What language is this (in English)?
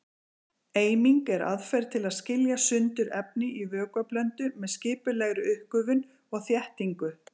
Icelandic